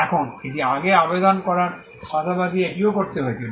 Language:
Bangla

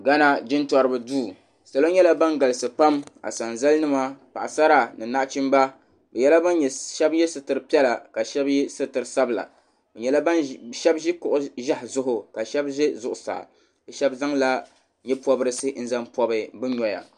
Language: Dagbani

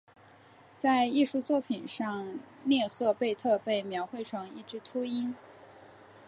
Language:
Chinese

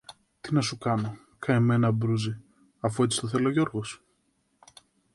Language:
Greek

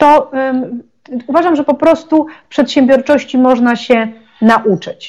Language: Polish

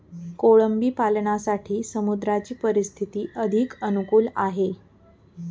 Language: Marathi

